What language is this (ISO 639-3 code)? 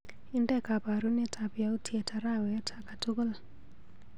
kln